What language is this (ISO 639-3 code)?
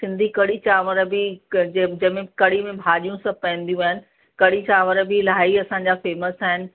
snd